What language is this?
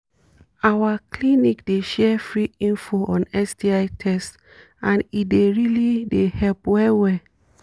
Nigerian Pidgin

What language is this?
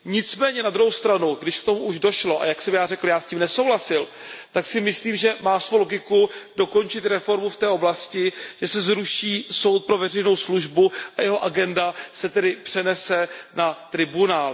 Czech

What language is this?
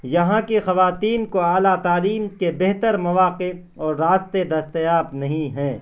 Urdu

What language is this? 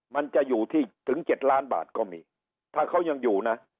Thai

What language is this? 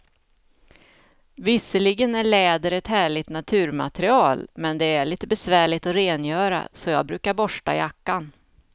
Swedish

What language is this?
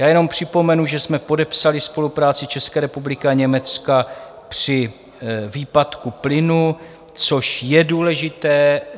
Czech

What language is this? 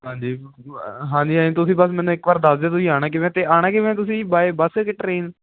Punjabi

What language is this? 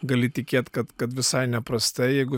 Lithuanian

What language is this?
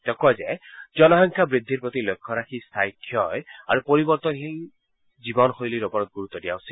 Assamese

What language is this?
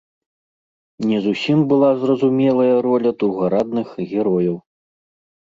Belarusian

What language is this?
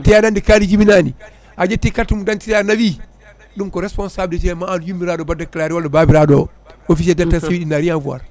Fula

